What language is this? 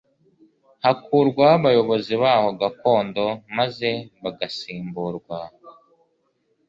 Kinyarwanda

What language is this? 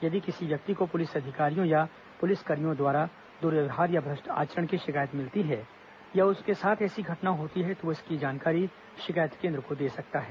Hindi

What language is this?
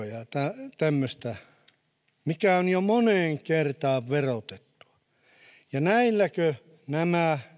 Finnish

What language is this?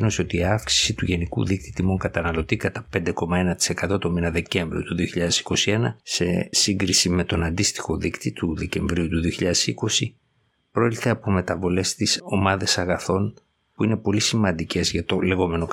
Greek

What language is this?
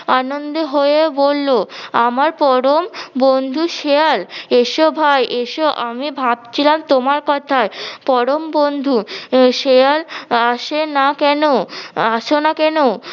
Bangla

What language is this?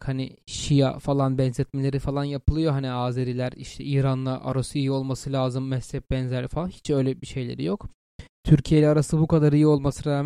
Turkish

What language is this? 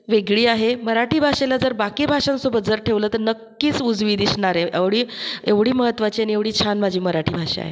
Marathi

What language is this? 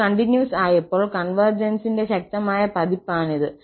Malayalam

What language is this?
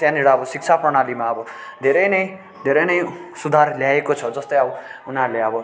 Nepali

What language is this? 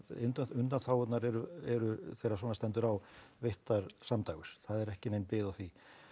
Icelandic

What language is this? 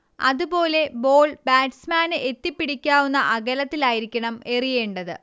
Malayalam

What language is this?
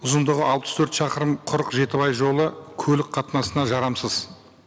Kazakh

